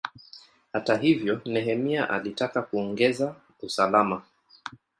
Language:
Swahili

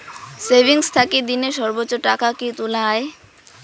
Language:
Bangla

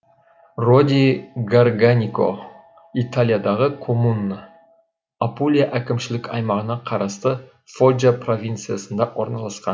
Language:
Kazakh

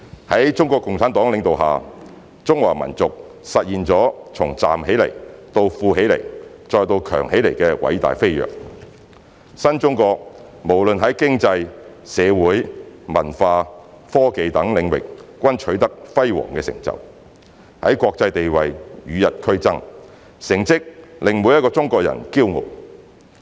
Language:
Cantonese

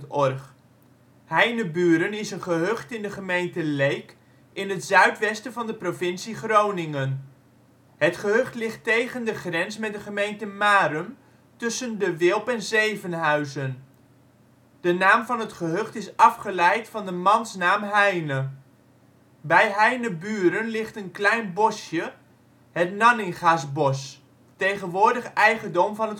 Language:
Dutch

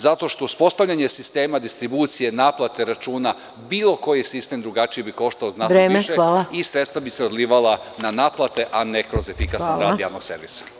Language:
Serbian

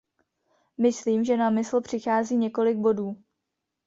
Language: Czech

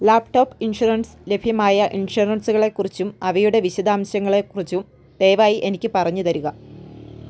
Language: Malayalam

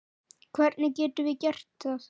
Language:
Icelandic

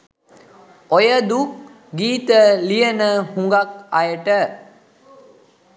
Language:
Sinhala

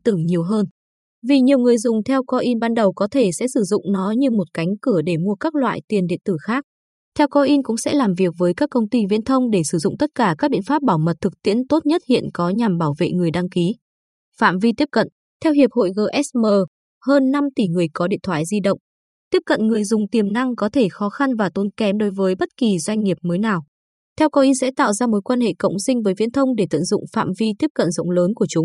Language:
Vietnamese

